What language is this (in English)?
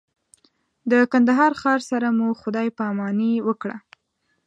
Pashto